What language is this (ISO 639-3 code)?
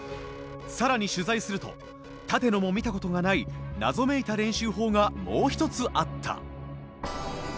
jpn